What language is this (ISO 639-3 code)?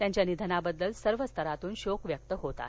mar